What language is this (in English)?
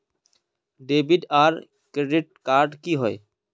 Magahi